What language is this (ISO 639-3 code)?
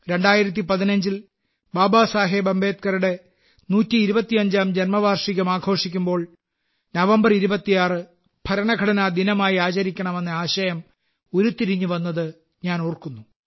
mal